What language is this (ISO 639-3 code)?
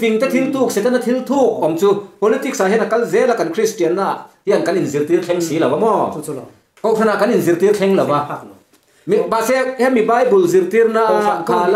tha